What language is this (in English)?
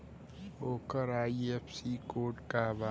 Bhojpuri